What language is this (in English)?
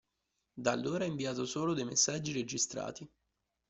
Italian